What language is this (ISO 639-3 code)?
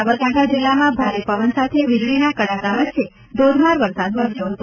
guj